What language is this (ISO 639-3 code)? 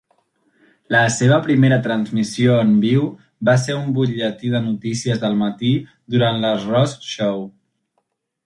cat